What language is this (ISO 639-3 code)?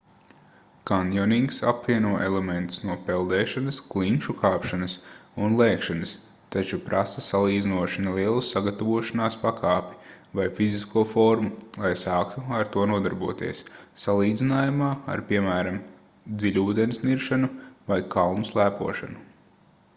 lav